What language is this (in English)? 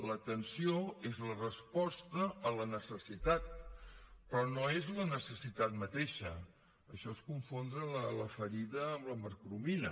Catalan